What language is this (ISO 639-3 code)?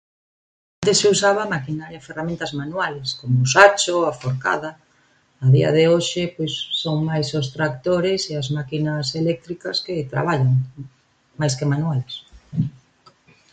glg